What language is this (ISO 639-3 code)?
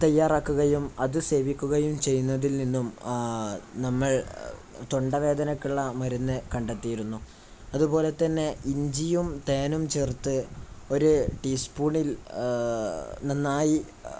mal